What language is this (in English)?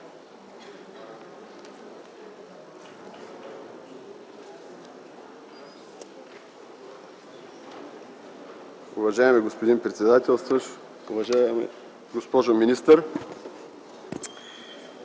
Bulgarian